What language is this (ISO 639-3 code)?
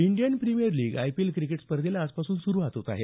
mar